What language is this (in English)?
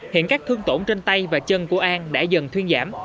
Vietnamese